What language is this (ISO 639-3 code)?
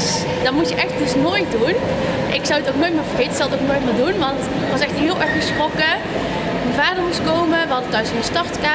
nld